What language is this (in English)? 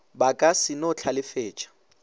Northern Sotho